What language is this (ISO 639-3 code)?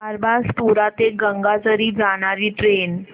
mar